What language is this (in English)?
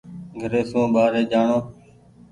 Goaria